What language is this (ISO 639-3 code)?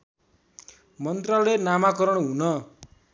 nep